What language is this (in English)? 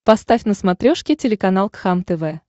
Russian